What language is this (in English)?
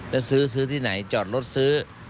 Thai